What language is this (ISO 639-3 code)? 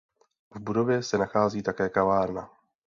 ces